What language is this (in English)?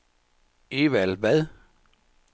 Danish